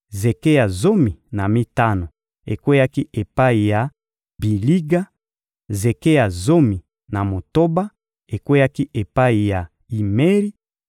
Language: Lingala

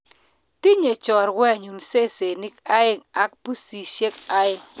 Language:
Kalenjin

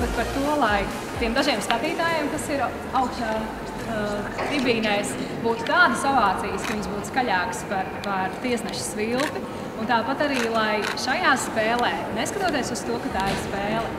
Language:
Latvian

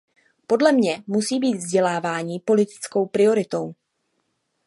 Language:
Czech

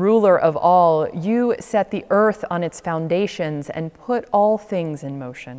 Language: English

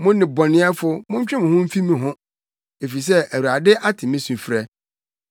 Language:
Akan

